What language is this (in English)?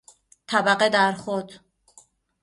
Persian